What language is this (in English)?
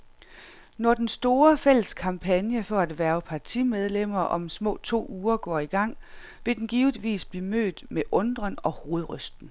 Danish